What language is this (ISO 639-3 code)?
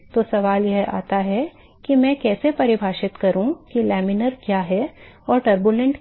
hin